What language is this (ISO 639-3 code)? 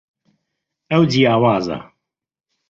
ckb